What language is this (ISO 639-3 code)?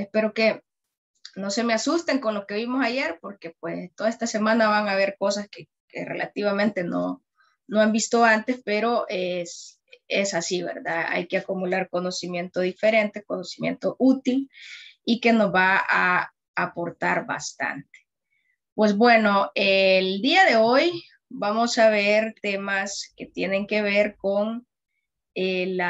spa